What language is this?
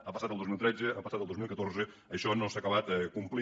Catalan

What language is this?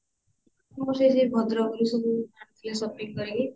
Odia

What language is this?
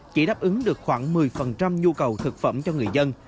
Vietnamese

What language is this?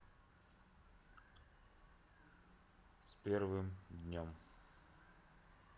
Russian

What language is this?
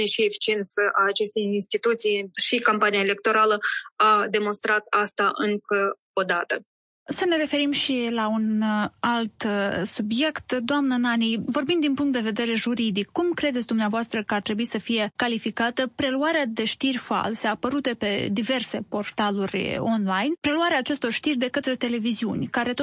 Romanian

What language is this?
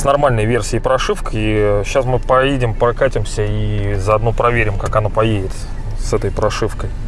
Russian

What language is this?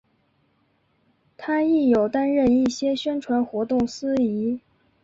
Chinese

